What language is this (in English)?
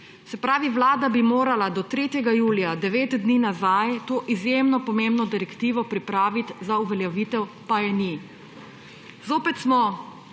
Slovenian